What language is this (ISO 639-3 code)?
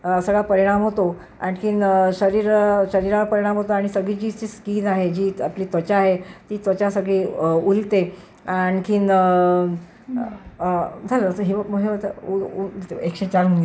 mar